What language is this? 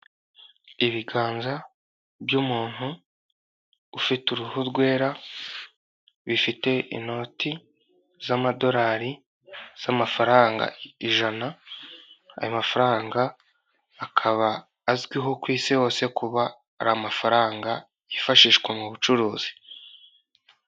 Kinyarwanda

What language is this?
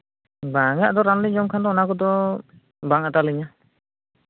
Santali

